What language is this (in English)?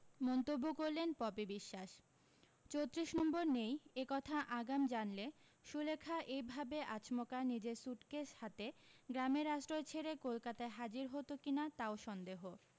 Bangla